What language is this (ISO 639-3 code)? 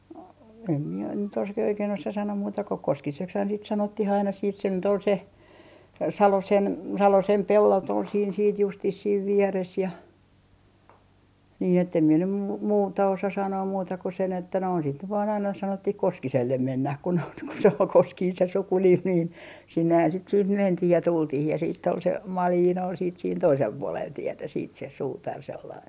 fin